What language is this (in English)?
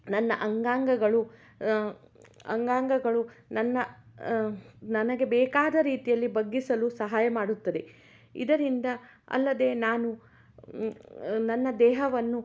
Kannada